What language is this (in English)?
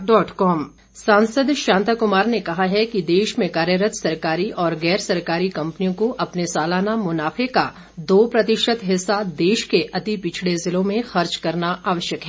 Hindi